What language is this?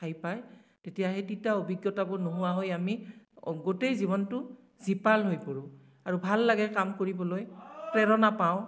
Assamese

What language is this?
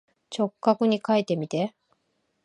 Japanese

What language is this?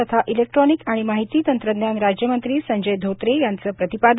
Marathi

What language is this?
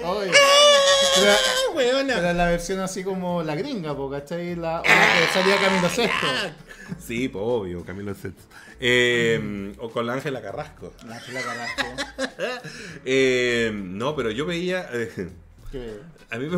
Spanish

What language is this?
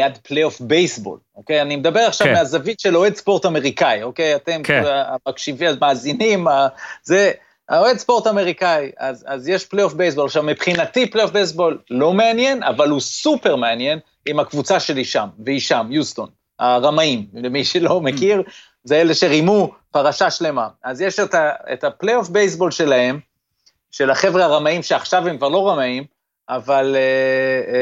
Hebrew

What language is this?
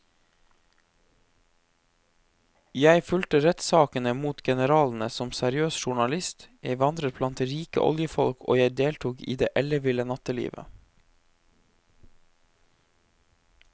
Norwegian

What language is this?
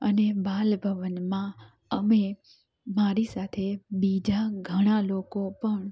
Gujarati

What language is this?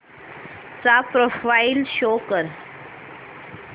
Marathi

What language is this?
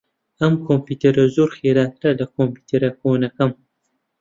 Central Kurdish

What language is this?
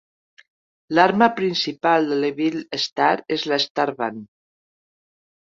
Catalan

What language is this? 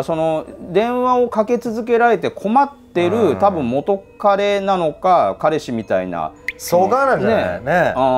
Japanese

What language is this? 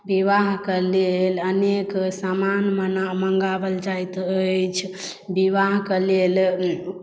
Maithili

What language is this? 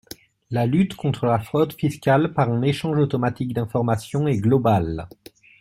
French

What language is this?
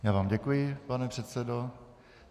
Czech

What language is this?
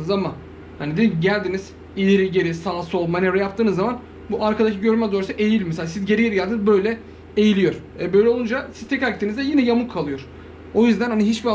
Turkish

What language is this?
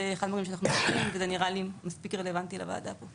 Hebrew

